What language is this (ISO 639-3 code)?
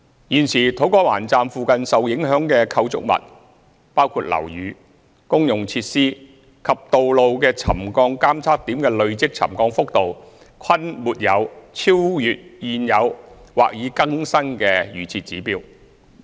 yue